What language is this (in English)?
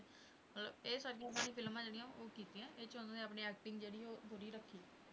Punjabi